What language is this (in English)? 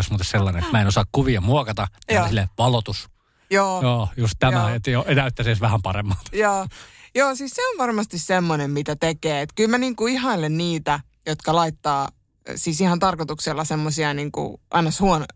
Finnish